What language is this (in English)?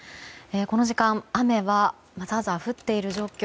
Japanese